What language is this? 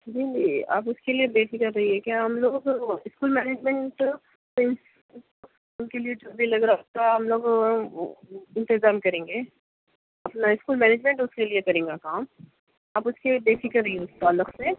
Urdu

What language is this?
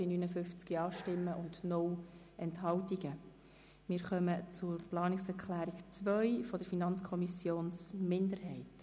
Swiss German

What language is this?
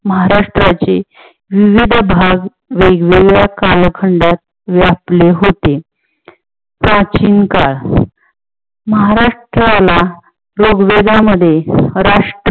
Marathi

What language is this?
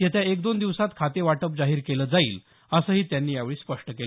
Marathi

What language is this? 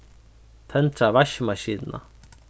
Faroese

